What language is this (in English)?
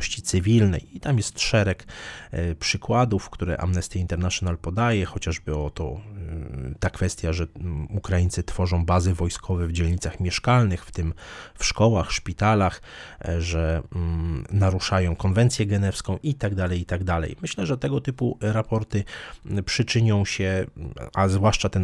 Polish